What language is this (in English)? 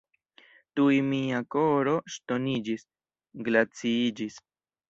Esperanto